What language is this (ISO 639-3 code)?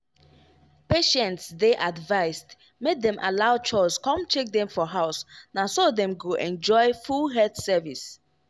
pcm